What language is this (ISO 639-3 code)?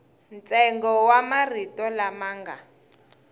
tso